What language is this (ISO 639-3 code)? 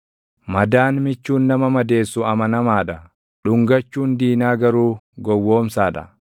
orm